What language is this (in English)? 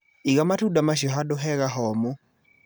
Kikuyu